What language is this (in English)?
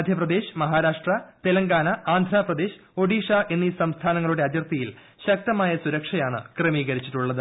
Malayalam